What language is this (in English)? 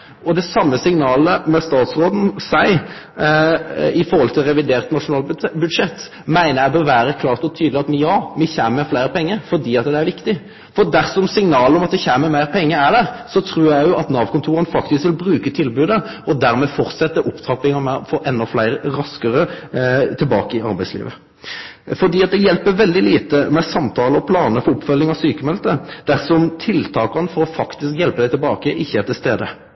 Norwegian Nynorsk